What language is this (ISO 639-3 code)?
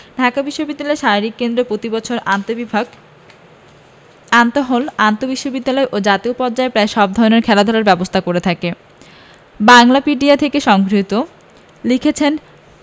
ben